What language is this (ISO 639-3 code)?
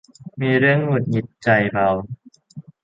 tha